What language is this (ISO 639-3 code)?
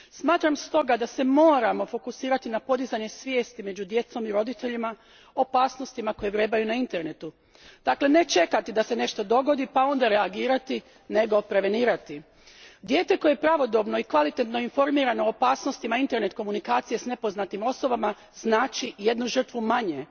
hrv